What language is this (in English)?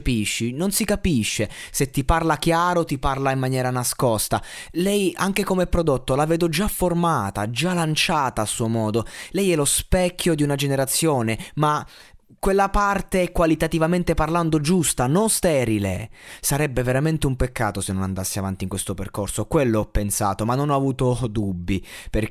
Italian